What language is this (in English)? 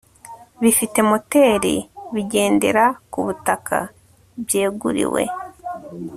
Kinyarwanda